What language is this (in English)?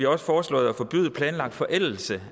Danish